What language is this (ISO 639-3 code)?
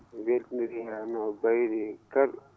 ful